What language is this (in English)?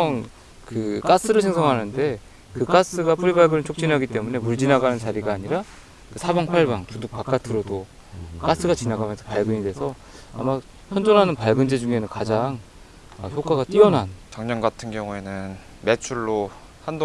Korean